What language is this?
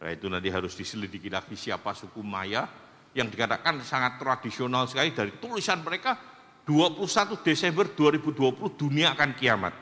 Indonesian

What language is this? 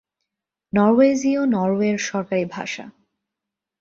Bangla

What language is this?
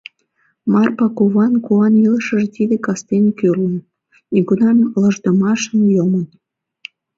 Mari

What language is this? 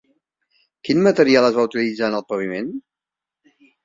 Catalan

